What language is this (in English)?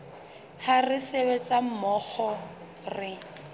Southern Sotho